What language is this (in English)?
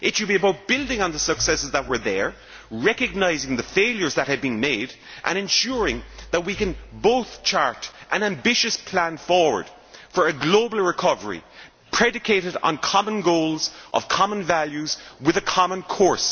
English